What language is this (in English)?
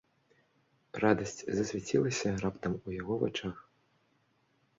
Belarusian